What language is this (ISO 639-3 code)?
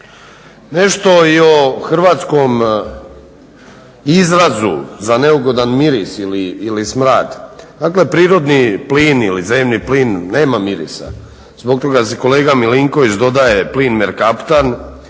hrv